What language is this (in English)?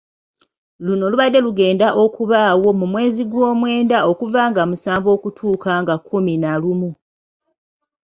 Ganda